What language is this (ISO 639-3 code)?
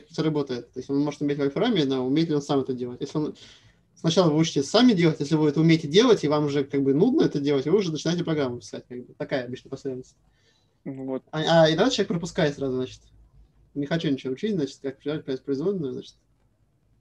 rus